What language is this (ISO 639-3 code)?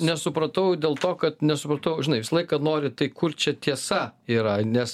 lit